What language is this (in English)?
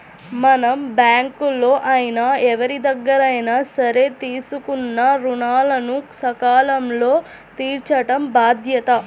Telugu